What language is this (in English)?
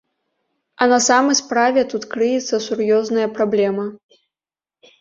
Belarusian